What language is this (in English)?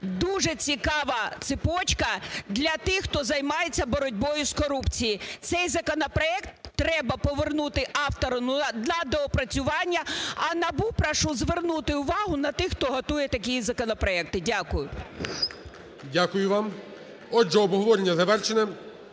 Ukrainian